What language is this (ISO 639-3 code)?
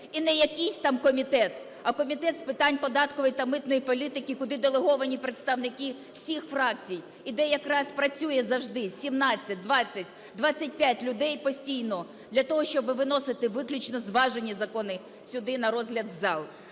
ukr